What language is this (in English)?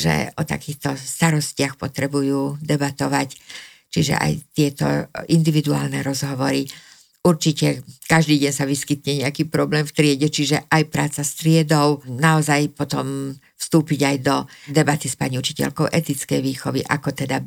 Slovak